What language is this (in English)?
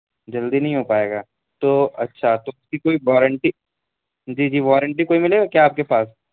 Urdu